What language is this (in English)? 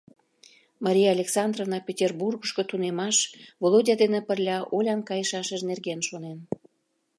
Mari